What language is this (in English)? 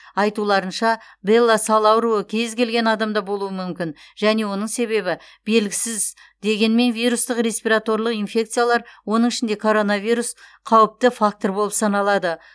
Kazakh